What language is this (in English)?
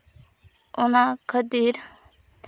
Santali